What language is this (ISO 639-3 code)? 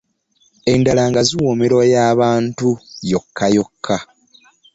lug